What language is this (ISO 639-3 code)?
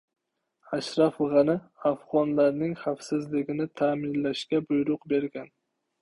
uzb